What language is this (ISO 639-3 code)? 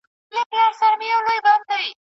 pus